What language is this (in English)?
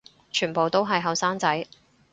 Cantonese